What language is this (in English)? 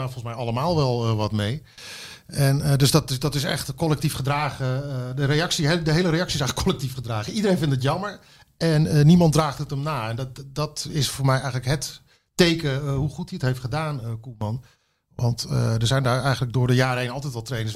Dutch